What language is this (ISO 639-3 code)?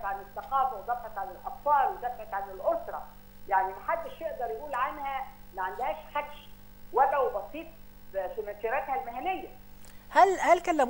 ara